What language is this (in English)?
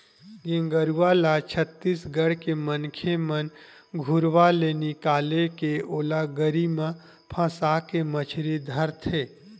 Chhattisgarhi